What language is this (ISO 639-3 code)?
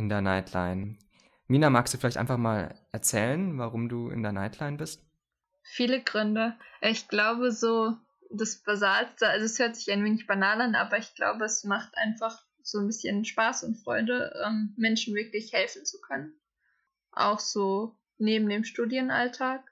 deu